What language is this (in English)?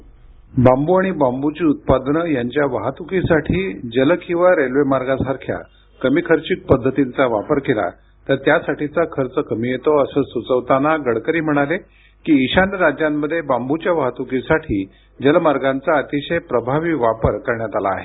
Marathi